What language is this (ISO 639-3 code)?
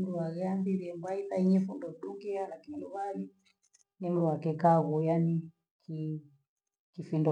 gwe